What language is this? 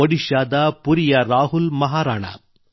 Kannada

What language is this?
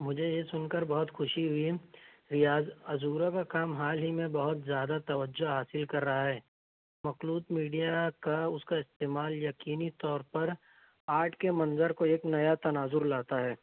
Urdu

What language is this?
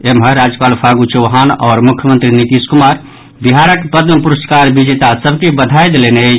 Maithili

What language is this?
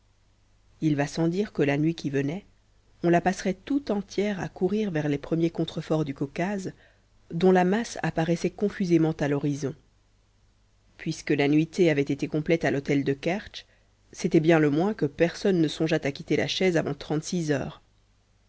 French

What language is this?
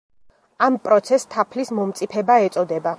Georgian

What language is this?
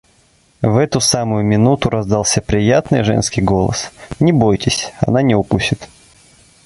Russian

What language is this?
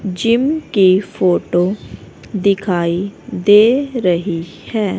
Hindi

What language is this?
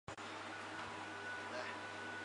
Chinese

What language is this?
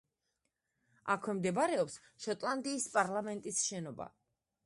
Georgian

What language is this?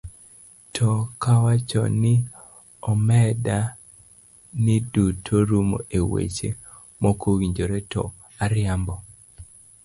Luo (Kenya and Tanzania)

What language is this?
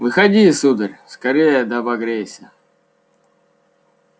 Russian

